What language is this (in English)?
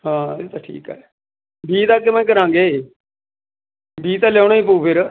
Punjabi